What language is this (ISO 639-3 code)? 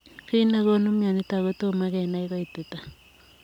kln